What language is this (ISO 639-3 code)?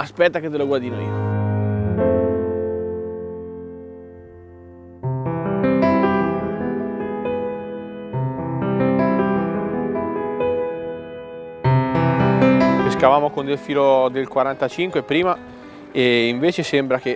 ita